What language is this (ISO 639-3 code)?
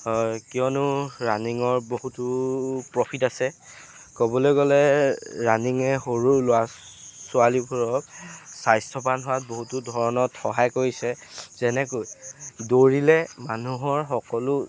asm